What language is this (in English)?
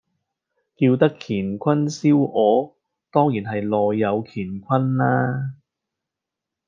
Cantonese